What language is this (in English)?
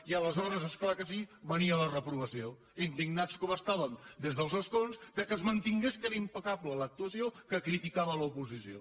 Catalan